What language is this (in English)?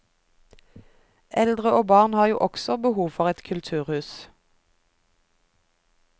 Norwegian